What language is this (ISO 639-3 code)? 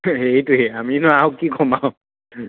asm